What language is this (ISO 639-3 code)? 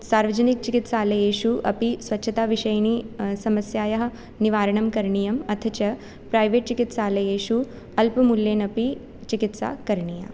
san